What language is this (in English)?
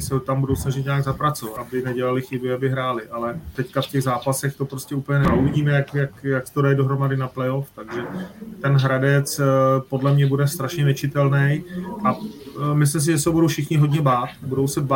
Czech